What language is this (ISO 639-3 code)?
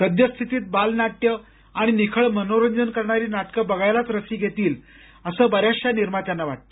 mar